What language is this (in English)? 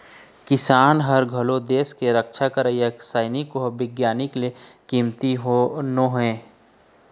Chhattisgarhi